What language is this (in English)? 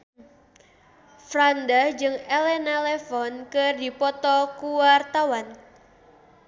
Sundanese